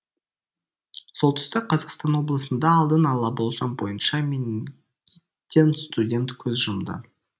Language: Kazakh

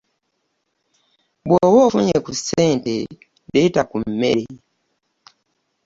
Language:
Ganda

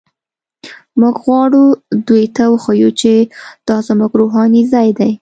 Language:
Pashto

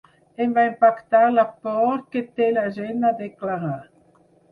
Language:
Catalan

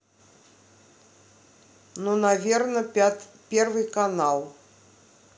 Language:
Russian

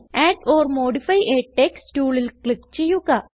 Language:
Malayalam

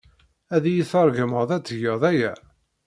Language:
Kabyle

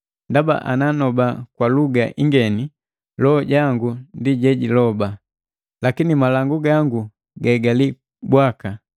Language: Matengo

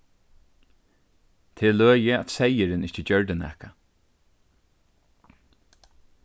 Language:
Faroese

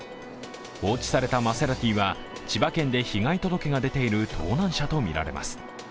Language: Japanese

